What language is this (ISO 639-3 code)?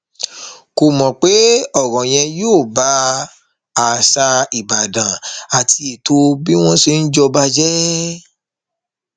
yor